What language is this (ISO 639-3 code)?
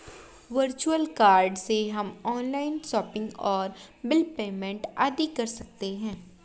hin